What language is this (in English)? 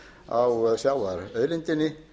Icelandic